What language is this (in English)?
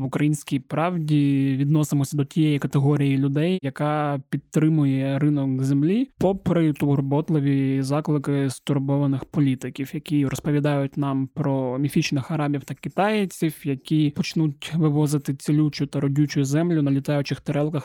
Ukrainian